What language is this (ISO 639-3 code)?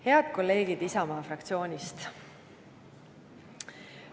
est